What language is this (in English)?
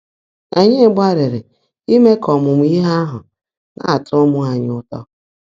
Igbo